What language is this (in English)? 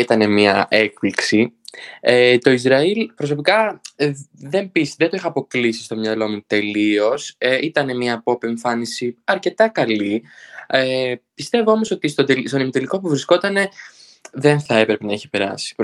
Greek